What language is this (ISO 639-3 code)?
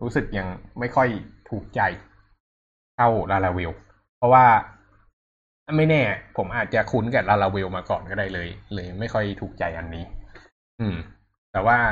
tha